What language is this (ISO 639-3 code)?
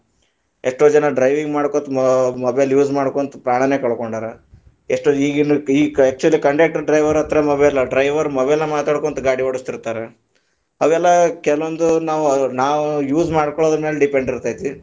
kan